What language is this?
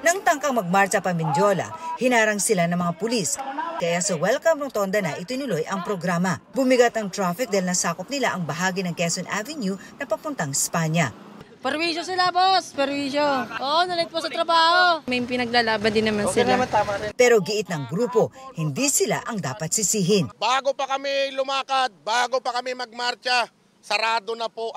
Filipino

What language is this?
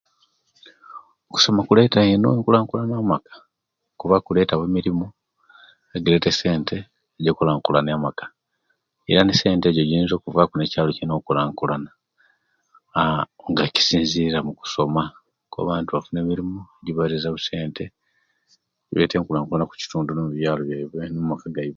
Kenyi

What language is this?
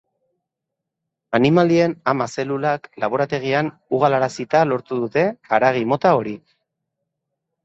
Basque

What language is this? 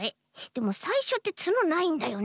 Japanese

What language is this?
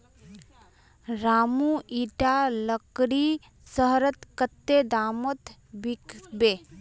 Magahi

